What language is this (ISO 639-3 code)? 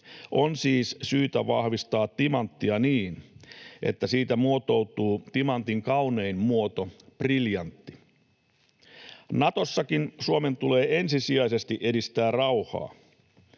fin